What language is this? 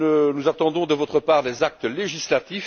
French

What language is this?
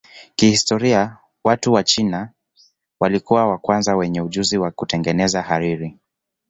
Swahili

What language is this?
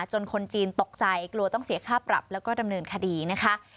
Thai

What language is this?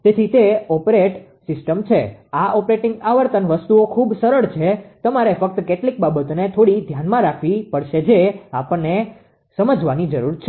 Gujarati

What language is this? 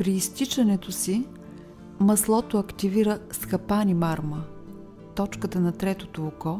Bulgarian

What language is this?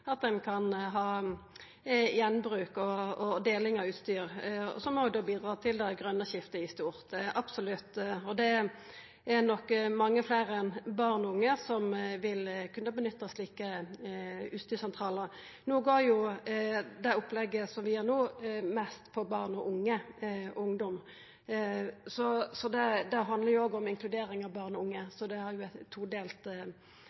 Norwegian Nynorsk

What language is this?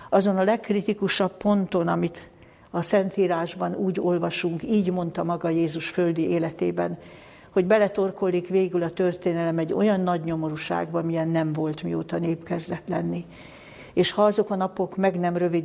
Hungarian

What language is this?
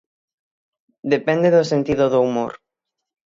Galician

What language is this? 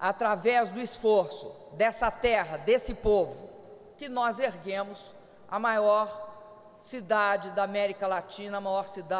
Portuguese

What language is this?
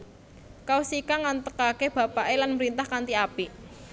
Javanese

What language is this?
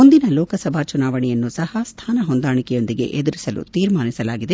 Kannada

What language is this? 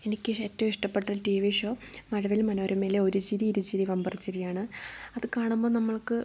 Malayalam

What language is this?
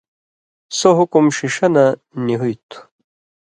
Indus Kohistani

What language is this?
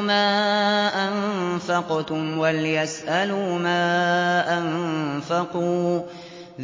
Arabic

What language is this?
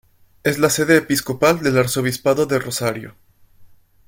Spanish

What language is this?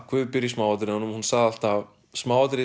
Icelandic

